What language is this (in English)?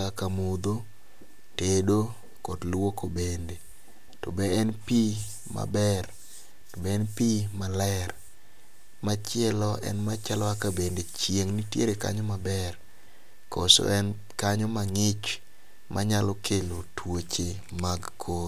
Luo (Kenya and Tanzania)